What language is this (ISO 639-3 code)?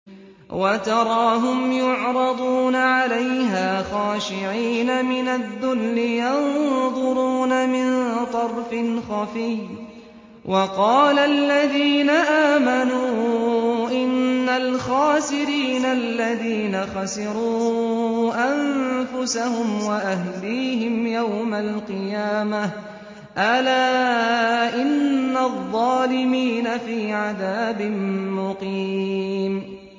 ara